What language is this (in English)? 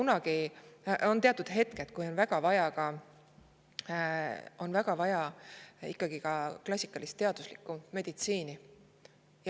Estonian